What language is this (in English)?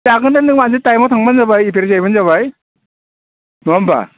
Bodo